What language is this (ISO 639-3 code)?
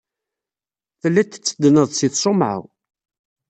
kab